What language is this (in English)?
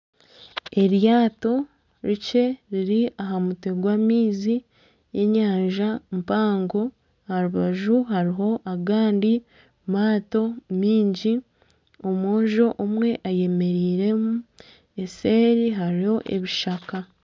Nyankole